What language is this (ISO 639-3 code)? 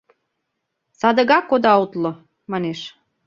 chm